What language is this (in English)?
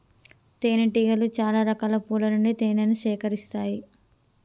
Telugu